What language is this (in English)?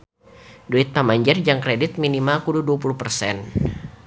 Sundanese